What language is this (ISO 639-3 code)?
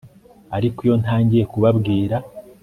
kin